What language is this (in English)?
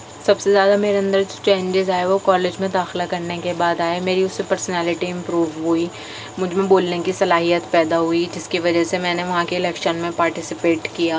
Urdu